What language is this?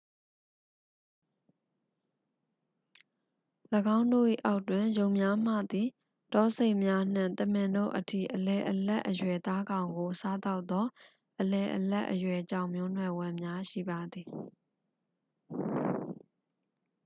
Burmese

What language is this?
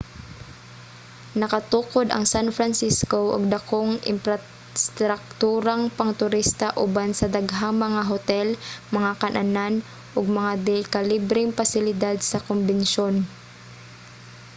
Cebuano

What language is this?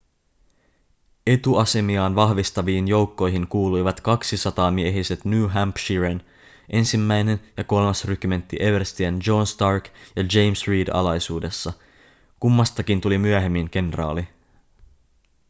Finnish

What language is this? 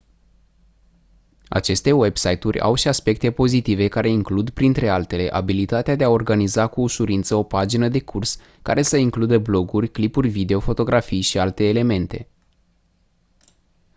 Romanian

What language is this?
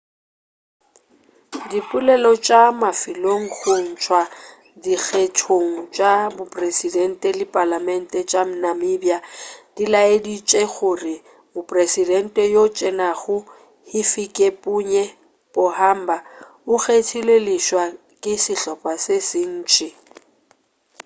Northern Sotho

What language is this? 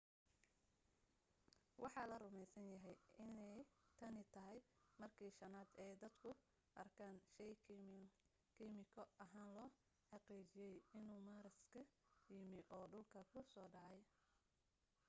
Somali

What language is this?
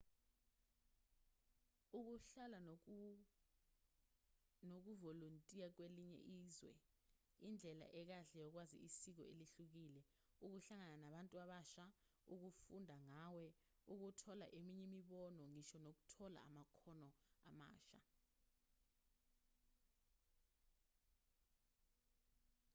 Zulu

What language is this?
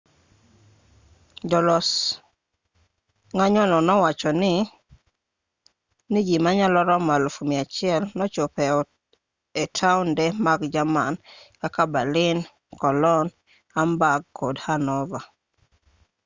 Luo (Kenya and Tanzania)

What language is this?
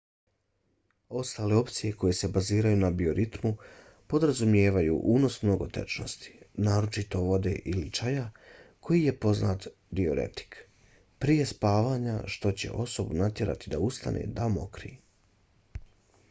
Bosnian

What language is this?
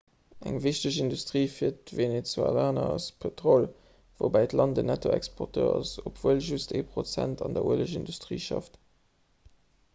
Luxembourgish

